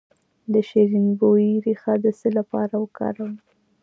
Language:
Pashto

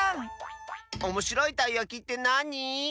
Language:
Japanese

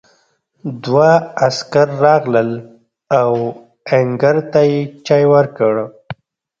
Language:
Pashto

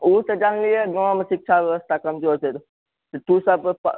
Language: Maithili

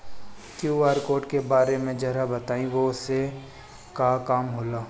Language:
Bhojpuri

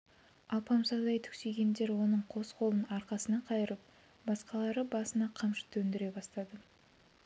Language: Kazakh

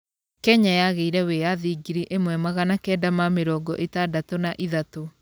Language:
Kikuyu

